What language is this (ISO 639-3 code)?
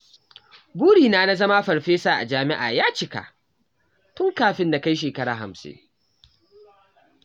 hau